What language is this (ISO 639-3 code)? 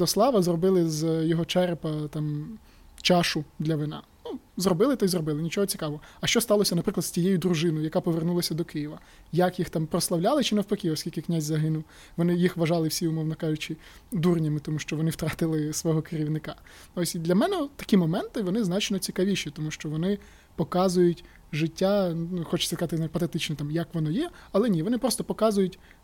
ukr